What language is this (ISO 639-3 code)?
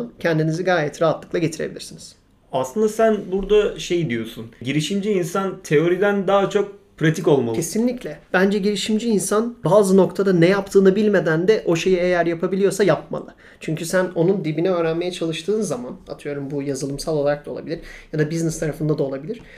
tur